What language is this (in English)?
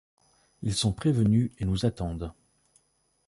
French